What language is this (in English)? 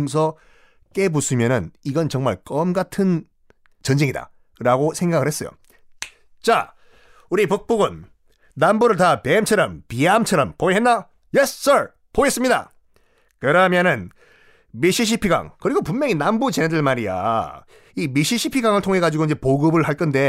Korean